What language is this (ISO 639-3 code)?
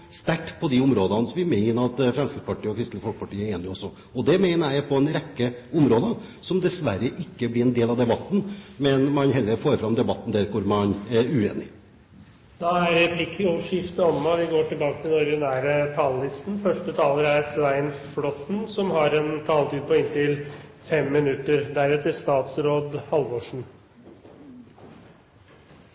nor